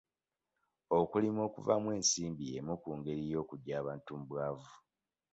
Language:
Ganda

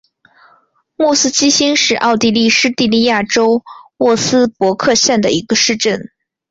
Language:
Chinese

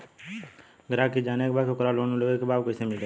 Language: Bhojpuri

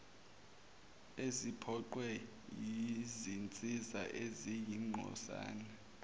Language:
Zulu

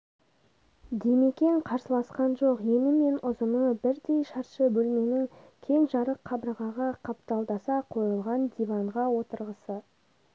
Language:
Kazakh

